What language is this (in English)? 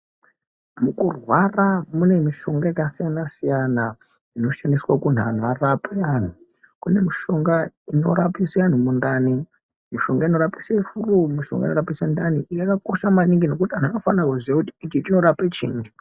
Ndau